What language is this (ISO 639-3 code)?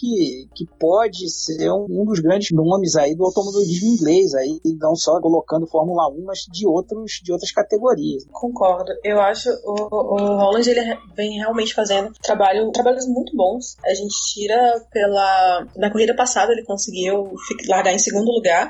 por